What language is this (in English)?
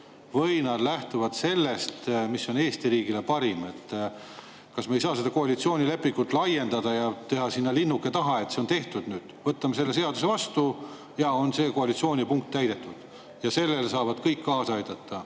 Estonian